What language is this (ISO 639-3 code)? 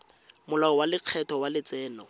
tsn